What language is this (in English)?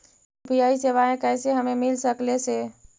Magahi